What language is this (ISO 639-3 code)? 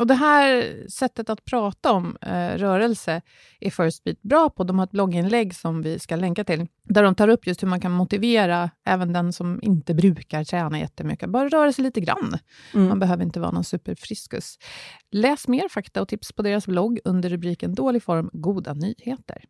swe